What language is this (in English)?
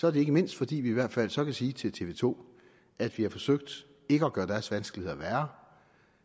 Danish